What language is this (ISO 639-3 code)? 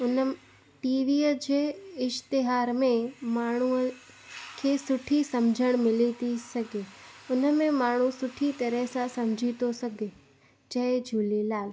snd